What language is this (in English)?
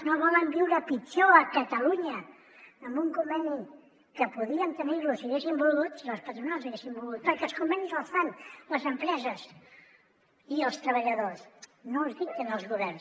Catalan